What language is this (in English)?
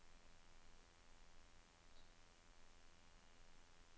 Norwegian